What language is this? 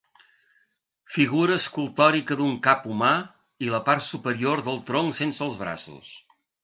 Catalan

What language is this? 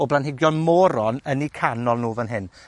Welsh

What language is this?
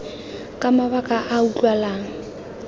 Tswana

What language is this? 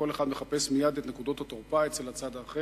Hebrew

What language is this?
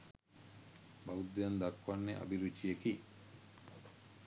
Sinhala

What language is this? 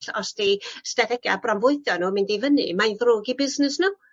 Welsh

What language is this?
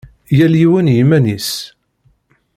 Kabyle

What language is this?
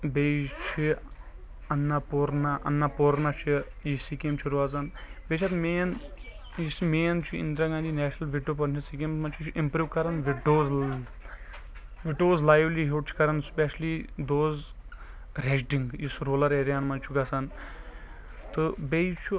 Kashmiri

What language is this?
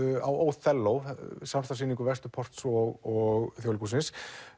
Icelandic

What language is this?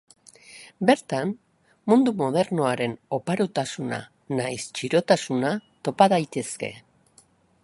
Basque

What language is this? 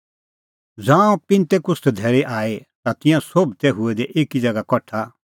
Kullu Pahari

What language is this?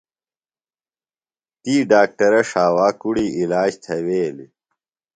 Phalura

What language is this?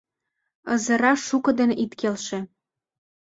Mari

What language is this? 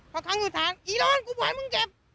Thai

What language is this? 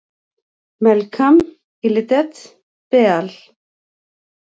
Icelandic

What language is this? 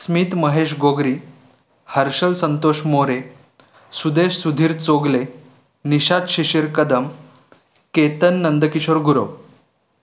Marathi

